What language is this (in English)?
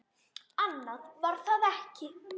Icelandic